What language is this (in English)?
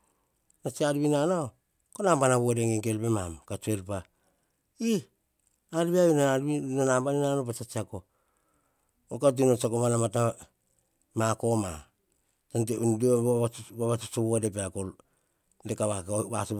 Hahon